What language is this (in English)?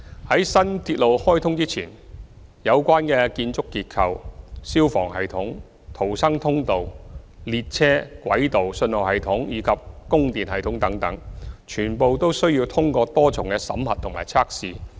Cantonese